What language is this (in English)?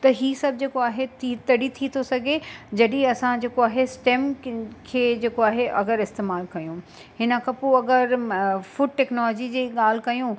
Sindhi